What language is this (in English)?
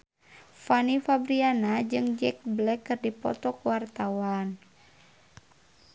Sundanese